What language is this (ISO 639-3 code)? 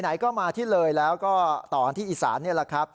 tha